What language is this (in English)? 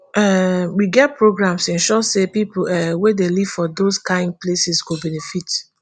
Nigerian Pidgin